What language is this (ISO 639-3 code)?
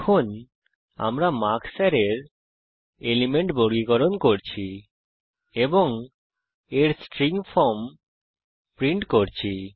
ben